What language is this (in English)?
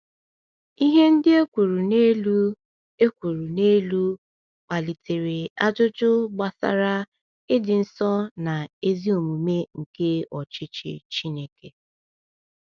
Igbo